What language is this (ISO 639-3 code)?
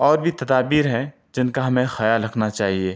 urd